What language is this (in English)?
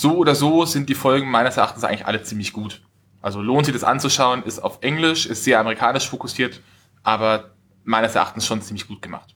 German